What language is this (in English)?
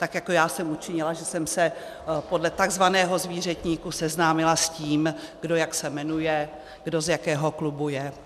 Czech